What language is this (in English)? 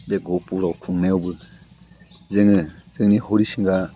Bodo